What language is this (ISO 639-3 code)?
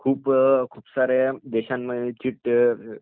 mar